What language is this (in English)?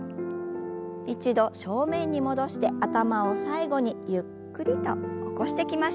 Japanese